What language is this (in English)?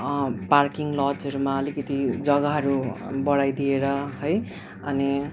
Nepali